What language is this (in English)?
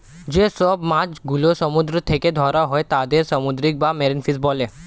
Bangla